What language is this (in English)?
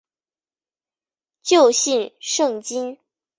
Chinese